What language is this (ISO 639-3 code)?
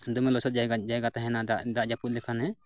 sat